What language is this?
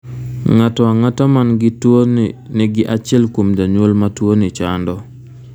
Luo (Kenya and Tanzania)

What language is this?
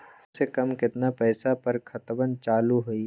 Magahi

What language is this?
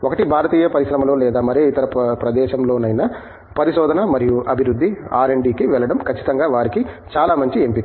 Telugu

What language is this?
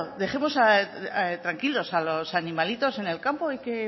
Spanish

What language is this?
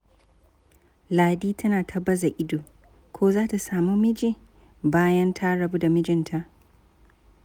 Hausa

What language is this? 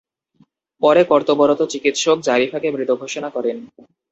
Bangla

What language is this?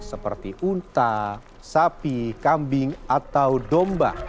Indonesian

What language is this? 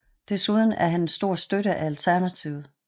Danish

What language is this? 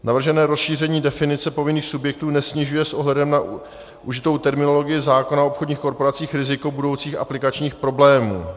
Czech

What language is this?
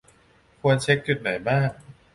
Thai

